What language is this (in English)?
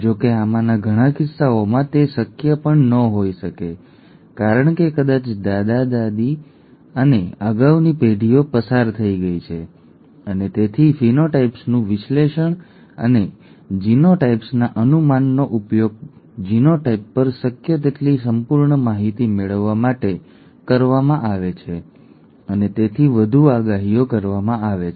Gujarati